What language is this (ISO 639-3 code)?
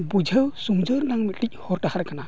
sat